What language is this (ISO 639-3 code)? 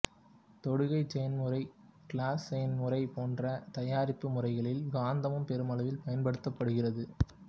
tam